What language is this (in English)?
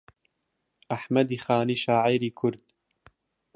Central Kurdish